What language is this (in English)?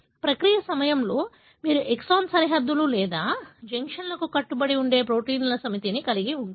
Telugu